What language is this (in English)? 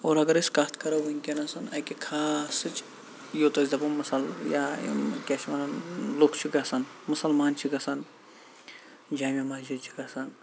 Kashmiri